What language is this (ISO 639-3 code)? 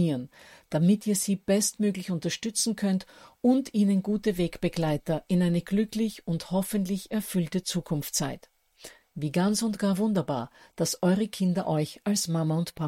deu